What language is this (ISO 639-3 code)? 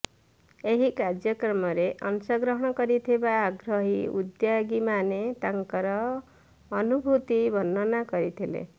ori